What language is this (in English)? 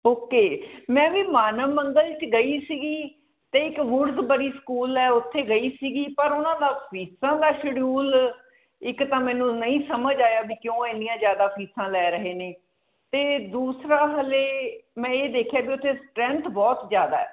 Punjabi